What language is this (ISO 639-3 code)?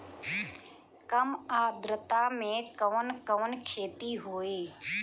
bho